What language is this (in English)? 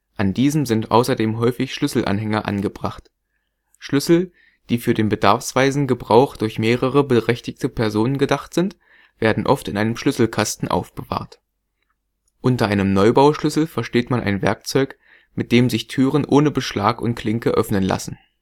German